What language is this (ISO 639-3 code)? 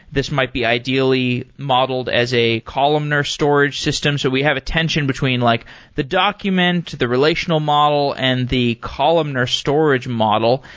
eng